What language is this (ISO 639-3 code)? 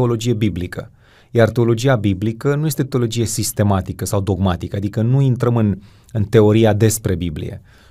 ron